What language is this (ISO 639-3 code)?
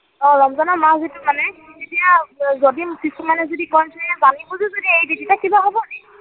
asm